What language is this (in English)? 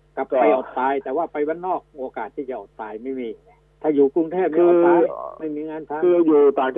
Thai